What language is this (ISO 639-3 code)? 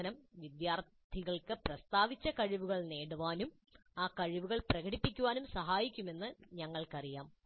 mal